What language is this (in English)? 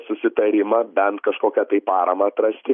Lithuanian